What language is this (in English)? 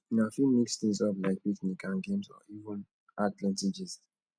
Nigerian Pidgin